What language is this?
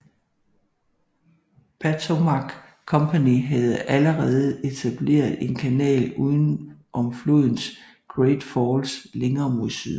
Danish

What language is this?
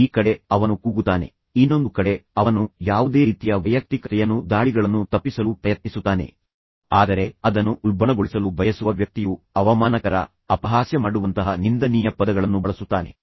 Kannada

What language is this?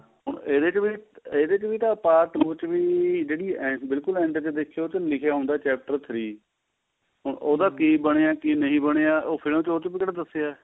Punjabi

